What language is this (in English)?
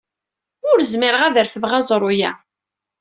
Kabyle